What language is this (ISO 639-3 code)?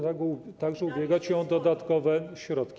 pol